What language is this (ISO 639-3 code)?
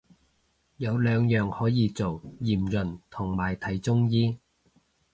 yue